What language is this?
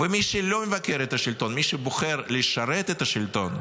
Hebrew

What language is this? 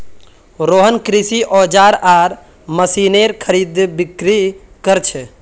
Magahi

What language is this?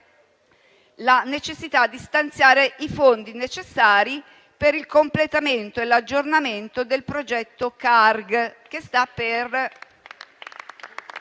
Italian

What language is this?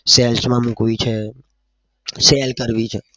Gujarati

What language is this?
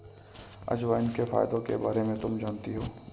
Hindi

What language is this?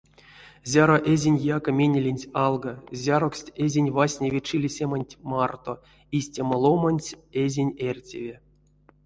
Erzya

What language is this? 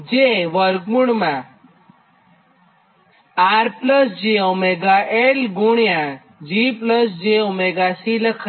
Gujarati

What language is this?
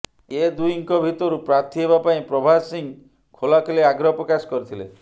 Odia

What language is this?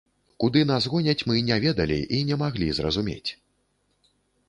Belarusian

